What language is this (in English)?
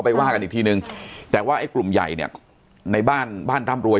Thai